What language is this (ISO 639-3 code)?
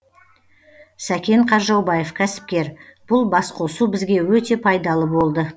kaz